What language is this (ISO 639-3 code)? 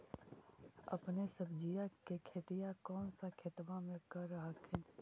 mag